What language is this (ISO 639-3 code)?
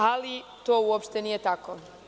srp